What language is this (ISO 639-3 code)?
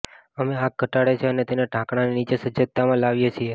guj